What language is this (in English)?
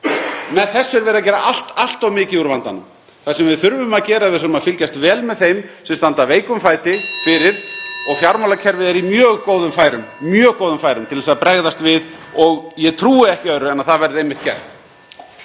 Icelandic